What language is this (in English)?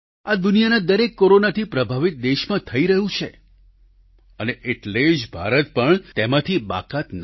Gujarati